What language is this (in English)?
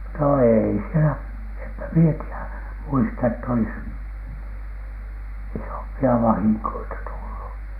Finnish